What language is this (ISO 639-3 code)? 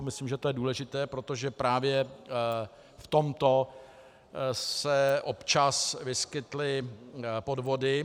ces